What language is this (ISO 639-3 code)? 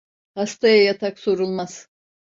tur